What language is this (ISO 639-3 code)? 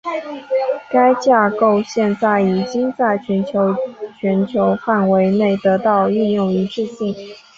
zho